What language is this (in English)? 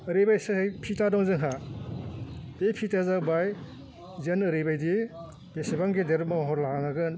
Bodo